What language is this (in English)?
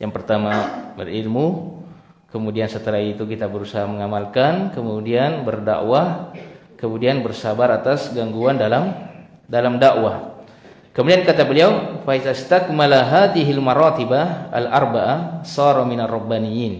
Indonesian